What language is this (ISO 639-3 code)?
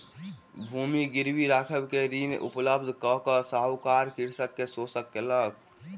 mai